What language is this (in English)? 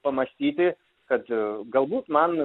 Lithuanian